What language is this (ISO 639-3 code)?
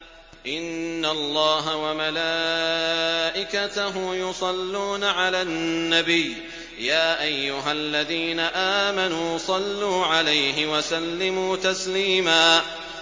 ara